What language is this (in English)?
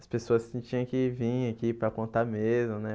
Portuguese